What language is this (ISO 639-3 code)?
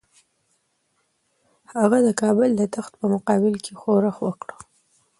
pus